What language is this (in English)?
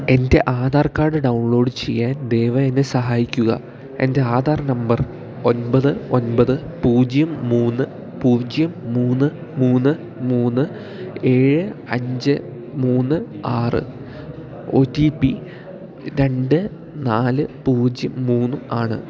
Malayalam